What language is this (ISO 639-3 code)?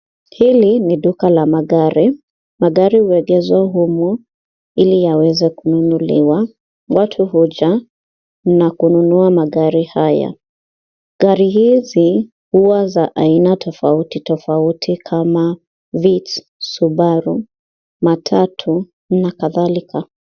swa